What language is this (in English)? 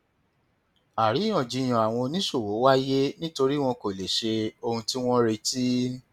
Yoruba